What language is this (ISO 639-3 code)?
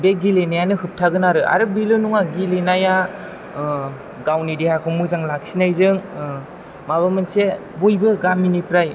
brx